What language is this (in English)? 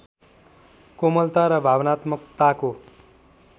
Nepali